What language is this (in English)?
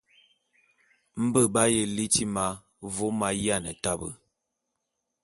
Bulu